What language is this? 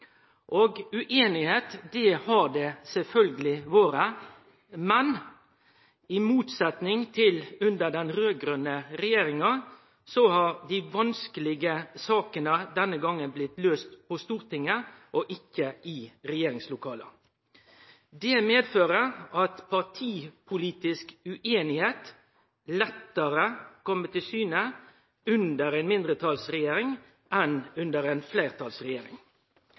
Norwegian Nynorsk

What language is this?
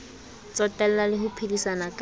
Southern Sotho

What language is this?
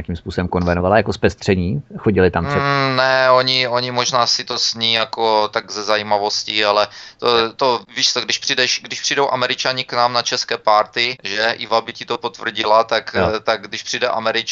Czech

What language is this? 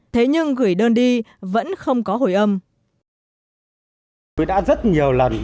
Vietnamese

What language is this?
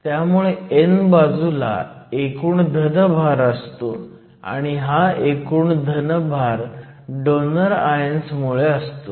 Marathi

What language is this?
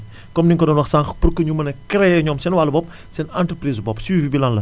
Wolof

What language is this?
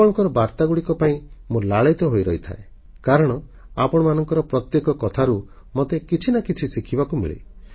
Odia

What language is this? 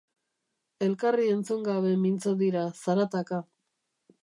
Basque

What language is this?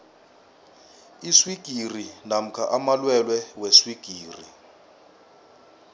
South Ndebele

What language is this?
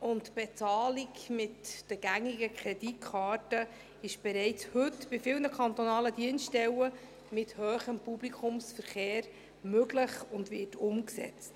Swiss German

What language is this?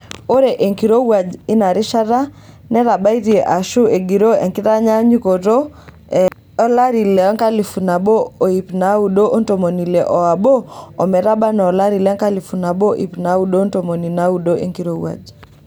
Masai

